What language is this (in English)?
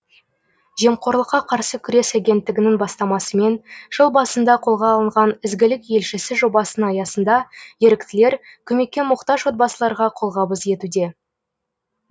Kazakh